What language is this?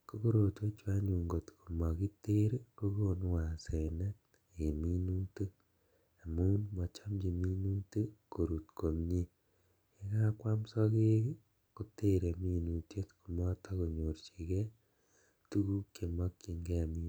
Kalenjin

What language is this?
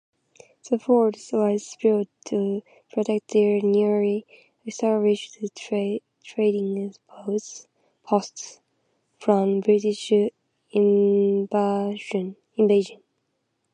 English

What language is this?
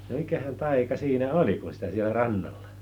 Finnish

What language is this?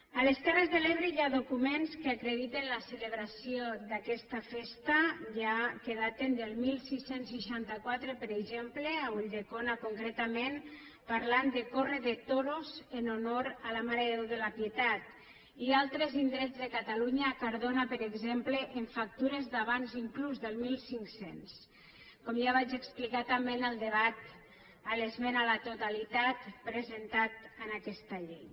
Catalan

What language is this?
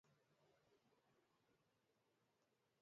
Tamil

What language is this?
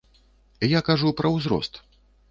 Belarusian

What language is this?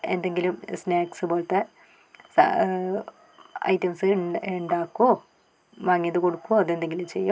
Malayalam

